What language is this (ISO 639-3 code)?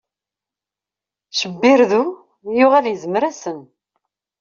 kab